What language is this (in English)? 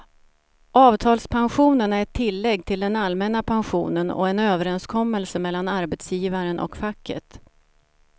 Swedish